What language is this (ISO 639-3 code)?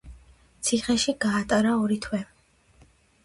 kat